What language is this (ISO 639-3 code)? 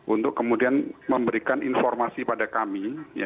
ind